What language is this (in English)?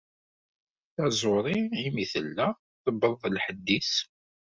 Kabyle